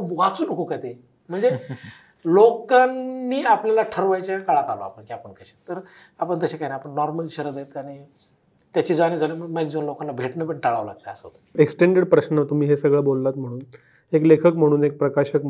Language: Marathi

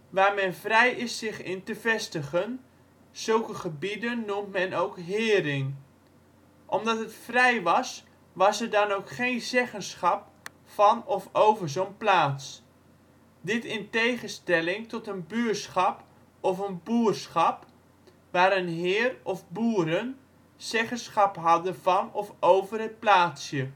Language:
Dutch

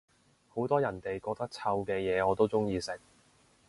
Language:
Cantonese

